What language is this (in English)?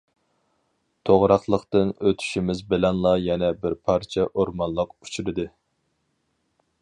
Uyghur